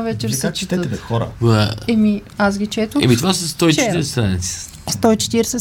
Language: Bulgarian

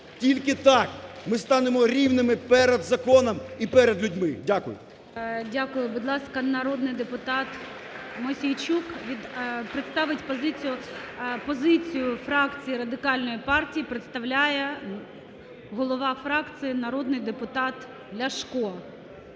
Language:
Ukrainian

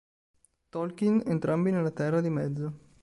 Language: Italian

